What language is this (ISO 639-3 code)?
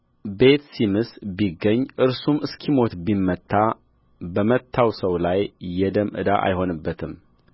amh